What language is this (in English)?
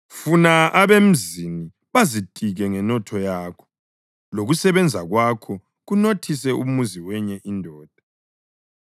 North Ndebele